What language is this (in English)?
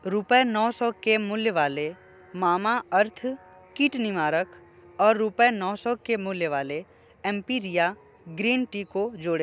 Hindi